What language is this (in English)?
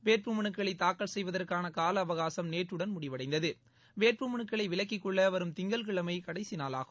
Tamil